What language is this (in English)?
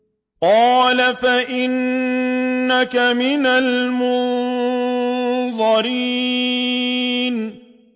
Arabic